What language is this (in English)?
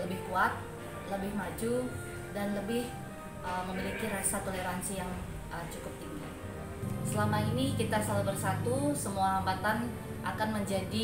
Indonesian